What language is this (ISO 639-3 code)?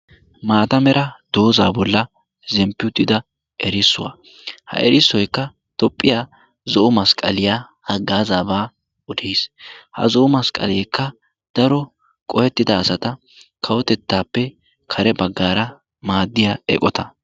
wal